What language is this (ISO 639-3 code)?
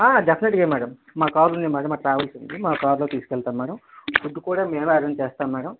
tel